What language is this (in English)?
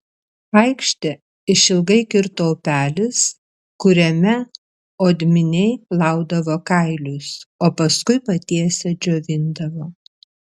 Lithuanian